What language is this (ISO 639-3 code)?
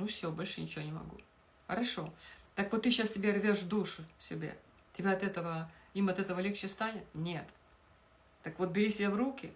rus